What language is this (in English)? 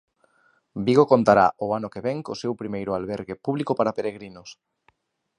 Galician